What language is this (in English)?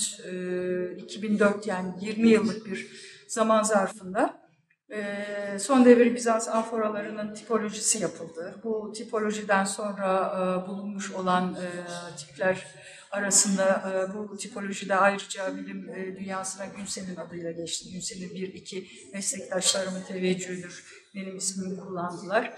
Turkish